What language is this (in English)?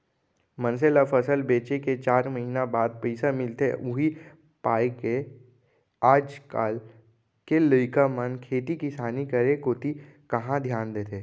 Chhattisgarhi